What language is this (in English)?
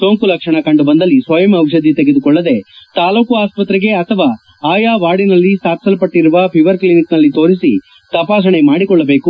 Kannada